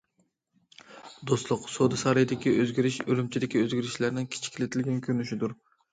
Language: Uyghur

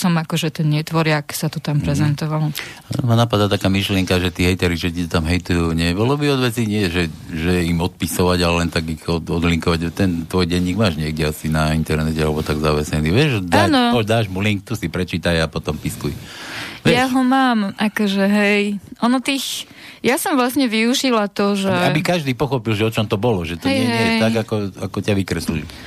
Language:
Slovak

